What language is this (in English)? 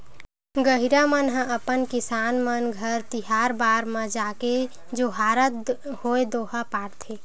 Chhattisgarhi